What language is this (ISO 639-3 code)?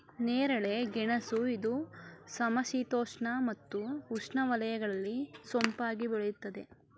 kan